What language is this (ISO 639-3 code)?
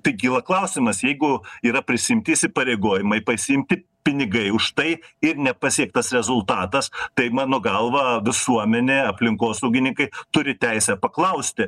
lit